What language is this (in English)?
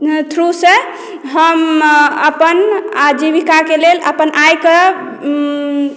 Maithili